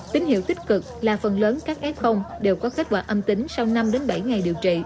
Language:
Vietnamese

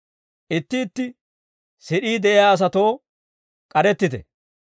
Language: Dawro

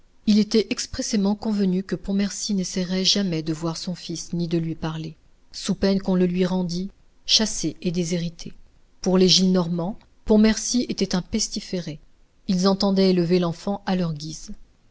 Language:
French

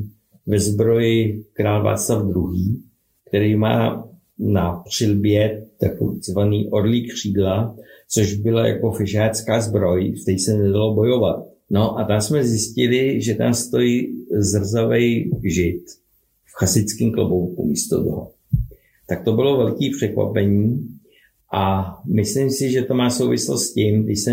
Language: Czech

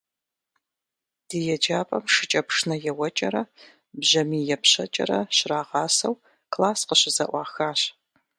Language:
Kabardian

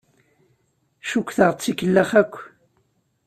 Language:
Kabyle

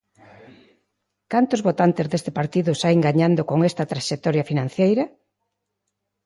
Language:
Galician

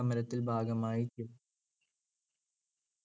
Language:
Malayalam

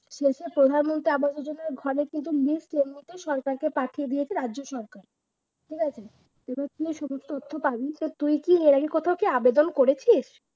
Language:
Bangla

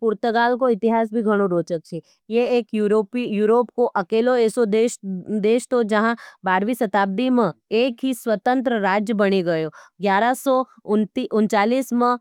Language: Nimadi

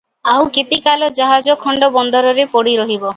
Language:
Odia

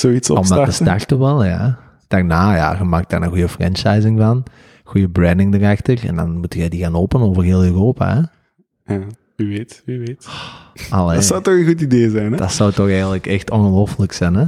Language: Dutch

